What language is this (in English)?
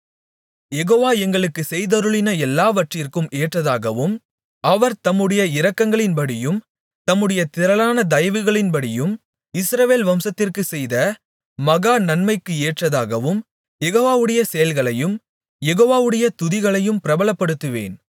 Tamil